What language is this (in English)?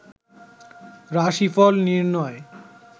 Bangla